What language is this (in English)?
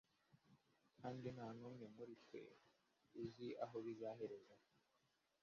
Kinyarwanda